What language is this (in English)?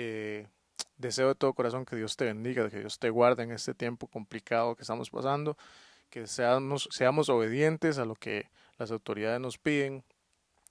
Spanish